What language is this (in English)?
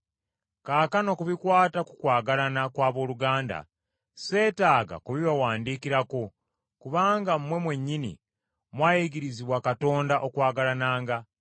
Ganda